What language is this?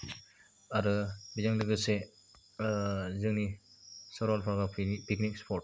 Bodo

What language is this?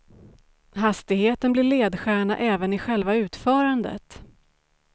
Swedish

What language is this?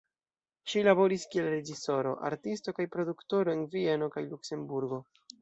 Esperanto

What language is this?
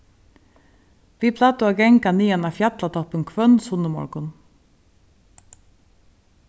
Faroese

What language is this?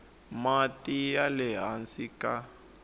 Tsonga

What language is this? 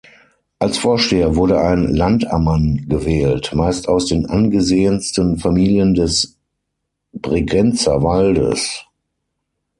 German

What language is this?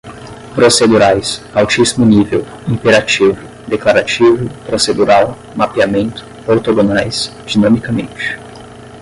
Portuguese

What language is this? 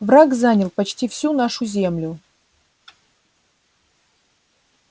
Russian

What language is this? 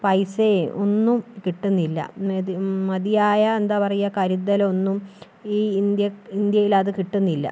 Malayalam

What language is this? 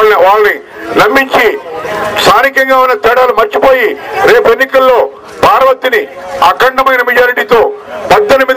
Telugu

